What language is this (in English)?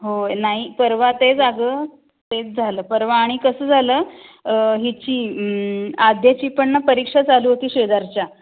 Marathi